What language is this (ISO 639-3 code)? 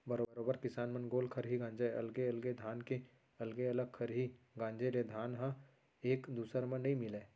hne